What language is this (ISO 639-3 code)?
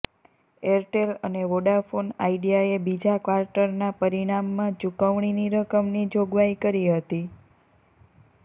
guj